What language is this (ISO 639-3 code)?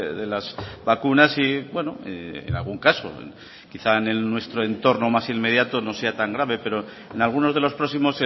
spa